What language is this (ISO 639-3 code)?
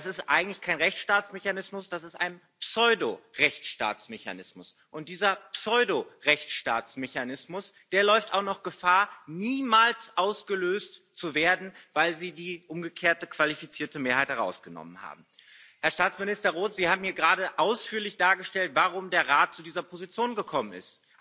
deu